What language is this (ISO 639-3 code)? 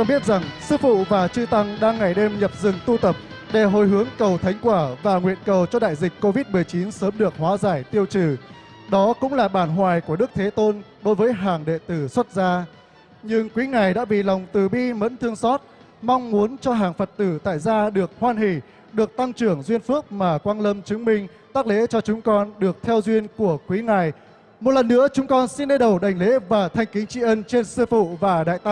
vie